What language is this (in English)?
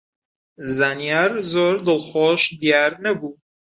Central Kurdish